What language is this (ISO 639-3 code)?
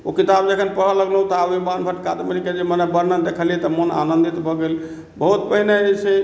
mai